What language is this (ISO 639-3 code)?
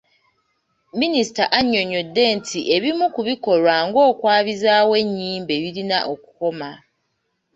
lug